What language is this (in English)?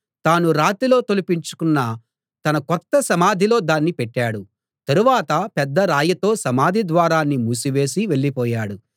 Telugu